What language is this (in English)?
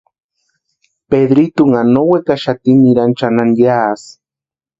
Western Highland Purepecha